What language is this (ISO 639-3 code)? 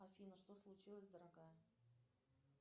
rus